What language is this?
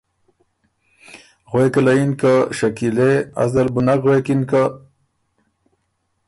Ormuri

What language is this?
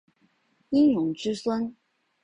Chinese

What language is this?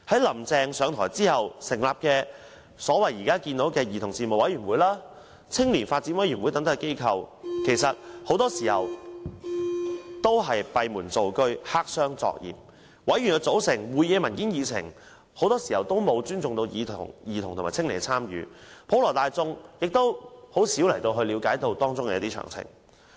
Cantonese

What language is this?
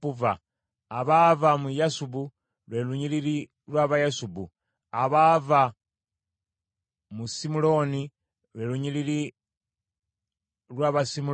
Ganda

